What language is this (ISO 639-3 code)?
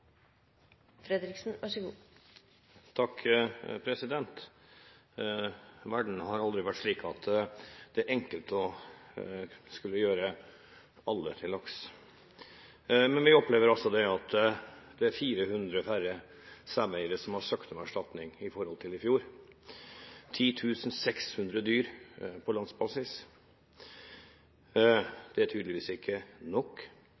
nno